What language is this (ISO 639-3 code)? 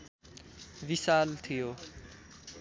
nep